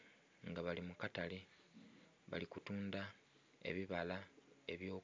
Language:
Soga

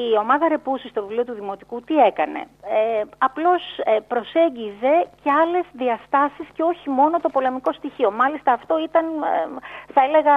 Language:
Greek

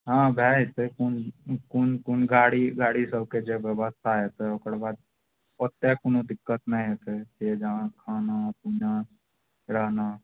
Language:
Maithili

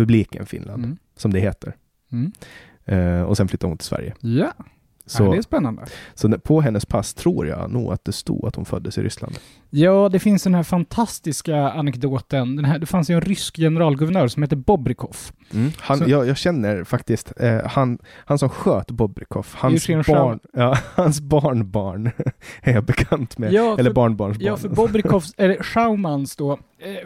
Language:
Swedish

